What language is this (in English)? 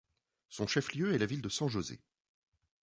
French